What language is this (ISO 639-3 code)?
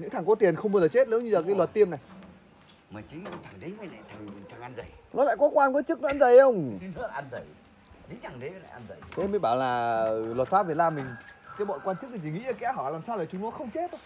vie